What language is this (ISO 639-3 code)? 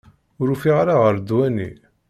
kab